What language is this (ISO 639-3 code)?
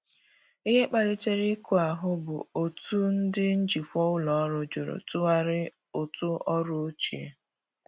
ibo